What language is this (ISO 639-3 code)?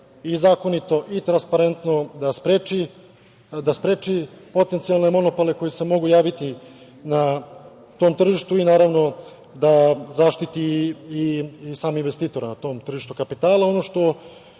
srp